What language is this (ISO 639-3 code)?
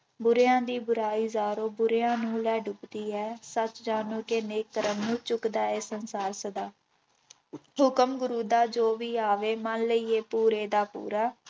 pan